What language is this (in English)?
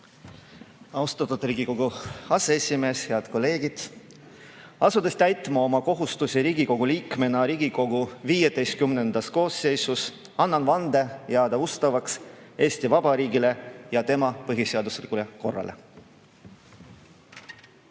Estonian